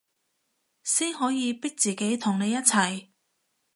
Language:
Cantonese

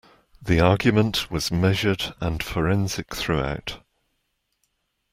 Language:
English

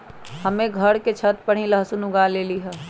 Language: Magahi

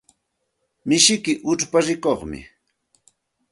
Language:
Santa Ana de Tusi Pasco Quechua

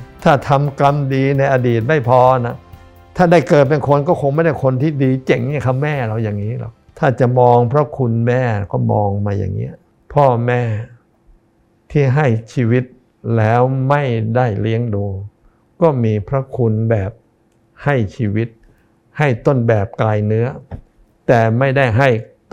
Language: Thai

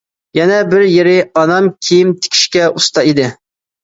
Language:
Uyghur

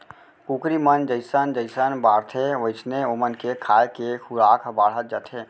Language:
Chhattisgarhi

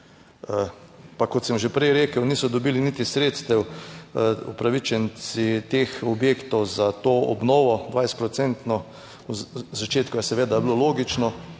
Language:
Slovenian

